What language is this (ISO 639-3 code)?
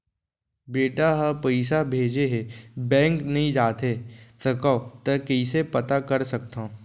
hne